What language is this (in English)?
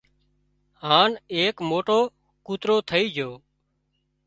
Wadiyara Koli